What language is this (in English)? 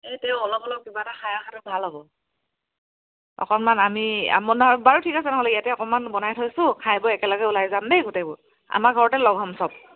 Assamese